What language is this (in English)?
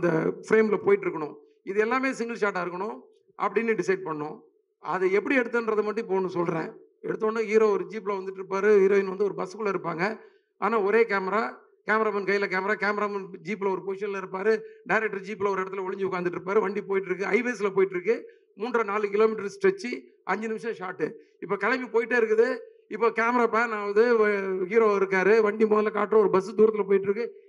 Tamil